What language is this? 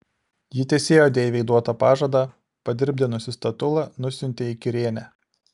Lithuanian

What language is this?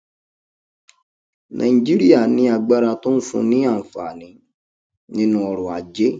Yoruba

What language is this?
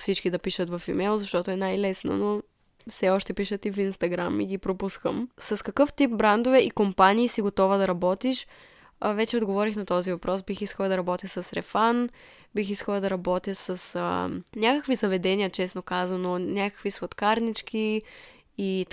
Bulgarian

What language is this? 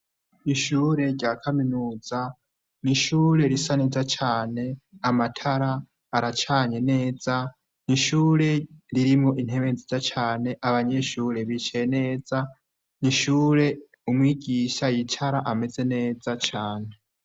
Rundi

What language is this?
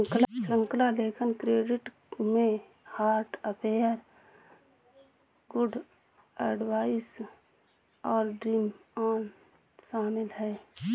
Hindi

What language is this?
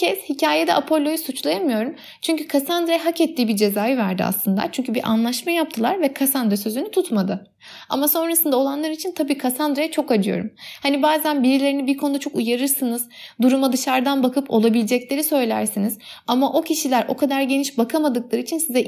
Turkish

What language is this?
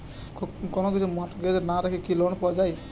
Bangla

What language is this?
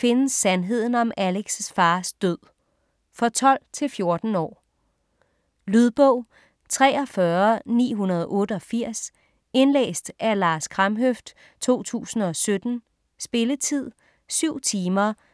Danish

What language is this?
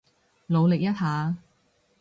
Cantonese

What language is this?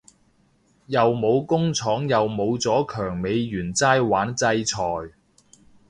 Cantonese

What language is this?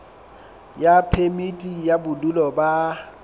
Southern Sotho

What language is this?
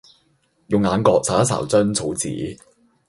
Cantonese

